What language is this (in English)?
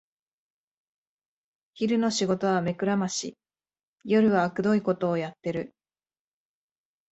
Japanese